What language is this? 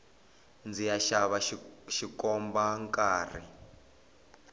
Tsonga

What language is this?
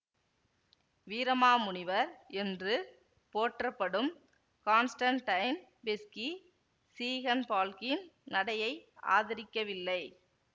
Tamil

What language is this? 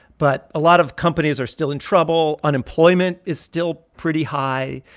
English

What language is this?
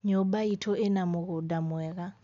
Kikuyu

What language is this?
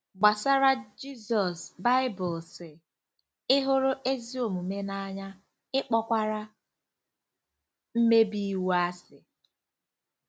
Igbo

